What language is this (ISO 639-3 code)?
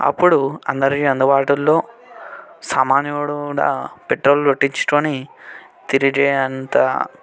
tel